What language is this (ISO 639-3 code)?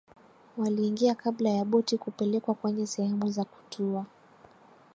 swa